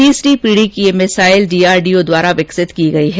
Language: Hindi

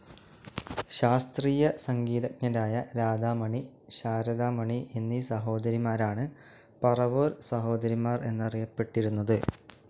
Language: Malayalam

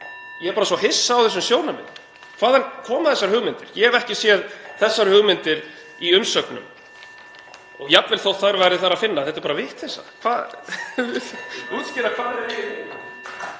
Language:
Icelandic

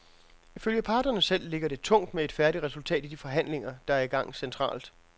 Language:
Danish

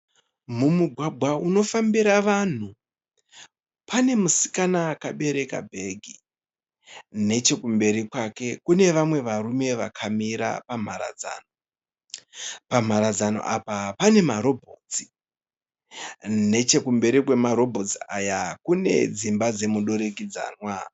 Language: Shona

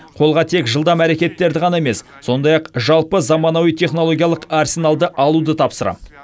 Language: Kazakh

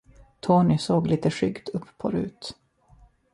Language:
Swedish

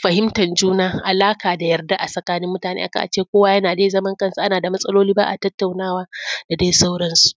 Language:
Hausa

